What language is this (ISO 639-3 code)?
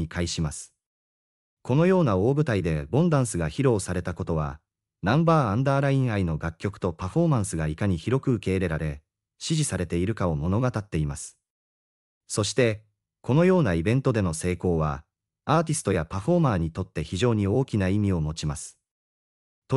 jpn